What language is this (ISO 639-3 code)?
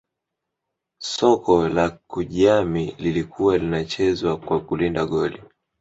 swa